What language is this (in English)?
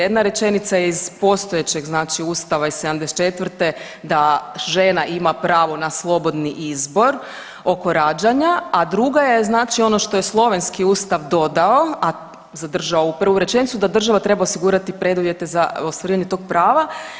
Croatian